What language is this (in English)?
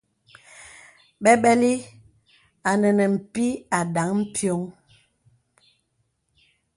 Bebele